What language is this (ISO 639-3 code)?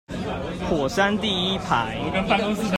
zho